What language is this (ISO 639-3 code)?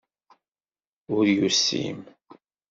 kab